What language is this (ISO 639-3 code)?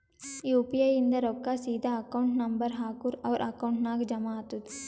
kan